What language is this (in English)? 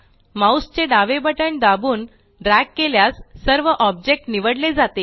Marathi